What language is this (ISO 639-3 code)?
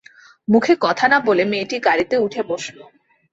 ben